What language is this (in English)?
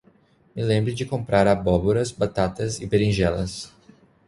Portuguese